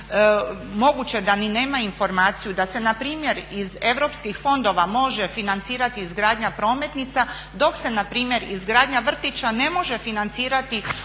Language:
Croatian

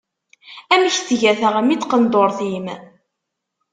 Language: Kabyle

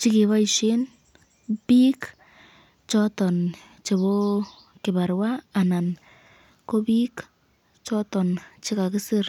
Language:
Kalenjin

